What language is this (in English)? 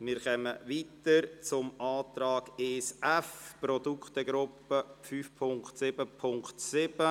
Swiss German